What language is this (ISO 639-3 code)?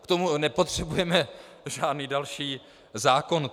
ces